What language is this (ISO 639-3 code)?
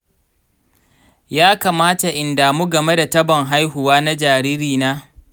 hau